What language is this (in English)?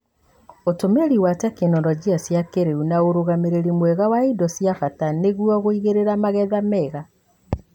Kikuyu